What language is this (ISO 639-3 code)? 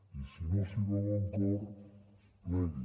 cat